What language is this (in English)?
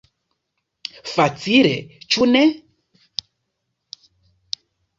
Esperanto